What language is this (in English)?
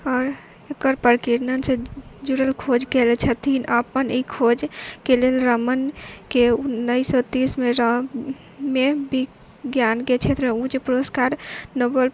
Maithili